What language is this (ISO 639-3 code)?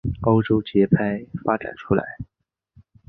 zho